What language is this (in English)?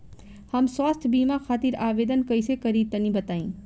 Bhojpuri